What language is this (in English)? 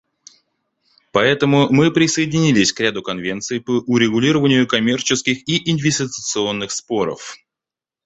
Russian